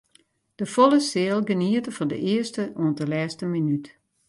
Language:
Western Frisian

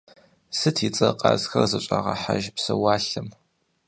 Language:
Kabardian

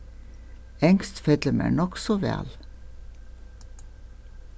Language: Faroese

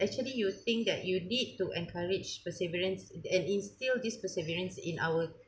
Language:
English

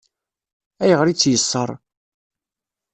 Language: Kabyle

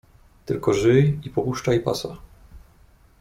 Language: Polish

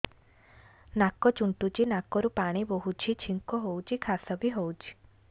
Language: Odia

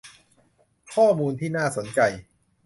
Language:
Thai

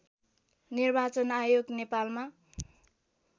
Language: Nepali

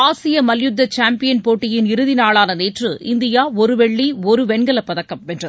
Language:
Tamil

